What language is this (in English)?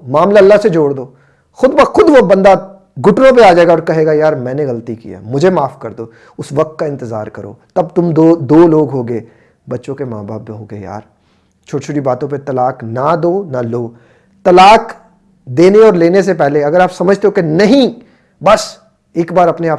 Hindi